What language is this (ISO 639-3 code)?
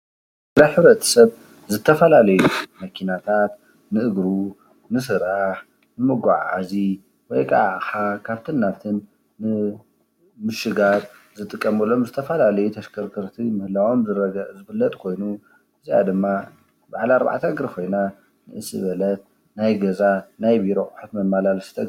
tir